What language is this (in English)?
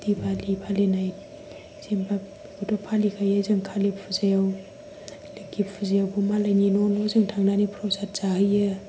Bodo